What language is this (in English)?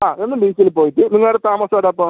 Malayalam